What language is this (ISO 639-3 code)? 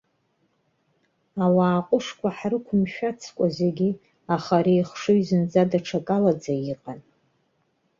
abk